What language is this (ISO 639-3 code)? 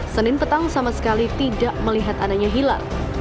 ind